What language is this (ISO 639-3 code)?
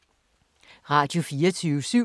dan